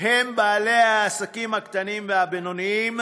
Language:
Hebrew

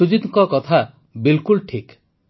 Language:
Odia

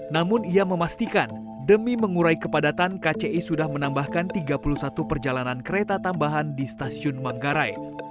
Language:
Indonesian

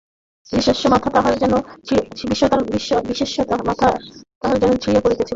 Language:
Bangla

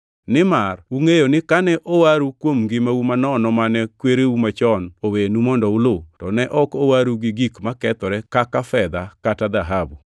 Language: Luo (Kenya and Tanzania)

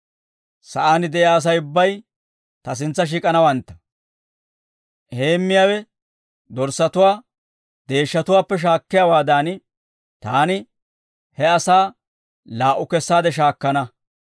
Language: Dawro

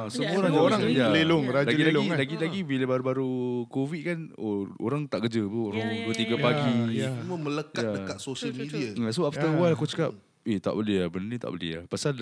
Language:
Malay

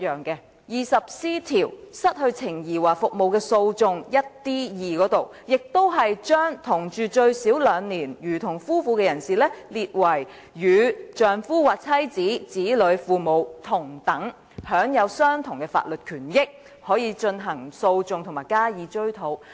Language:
Cantonese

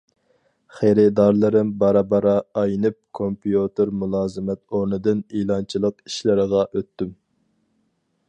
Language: Uyghur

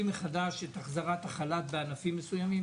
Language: Hebrew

